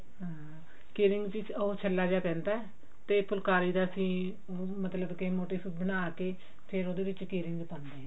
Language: Punjabi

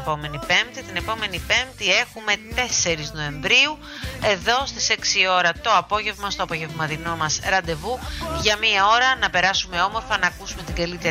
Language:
Greek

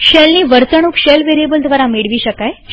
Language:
Gujarati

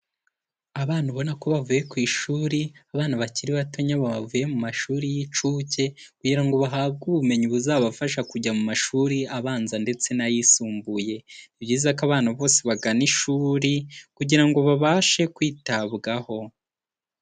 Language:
Kinyarwanda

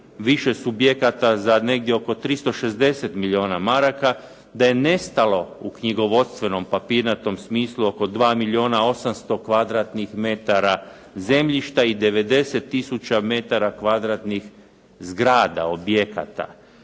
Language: Croatian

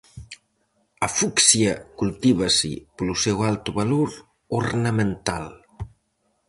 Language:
Galician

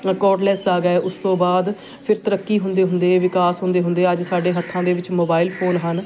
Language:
Punjabi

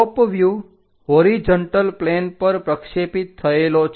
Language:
Gujarati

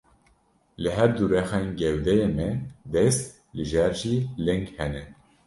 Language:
Kurdish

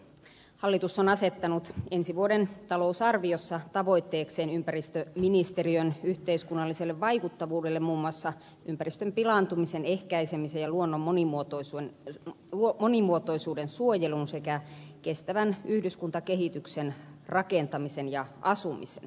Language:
Finnish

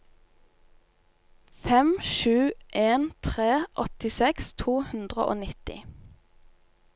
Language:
Norwegian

